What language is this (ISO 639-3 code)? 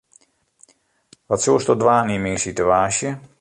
fry